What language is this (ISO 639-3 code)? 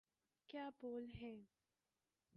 urd